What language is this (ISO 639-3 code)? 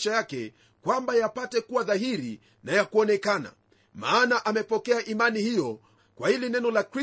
swa